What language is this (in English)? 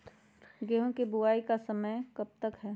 Magahi